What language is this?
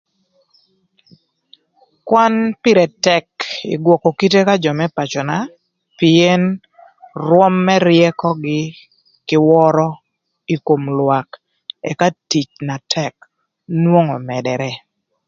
Thur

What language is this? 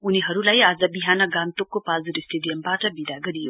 Nepali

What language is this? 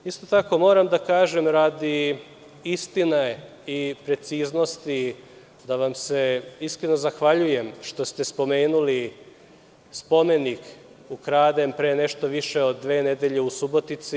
Serbian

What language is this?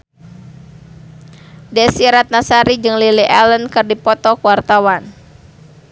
Sundanese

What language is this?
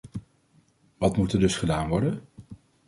Dutch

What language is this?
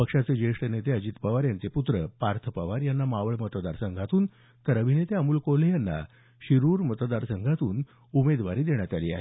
Marathi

